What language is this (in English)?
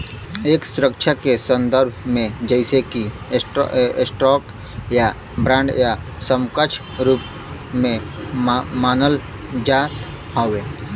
Bhojpuri